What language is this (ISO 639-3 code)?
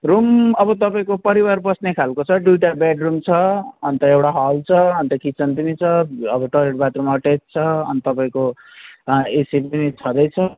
nep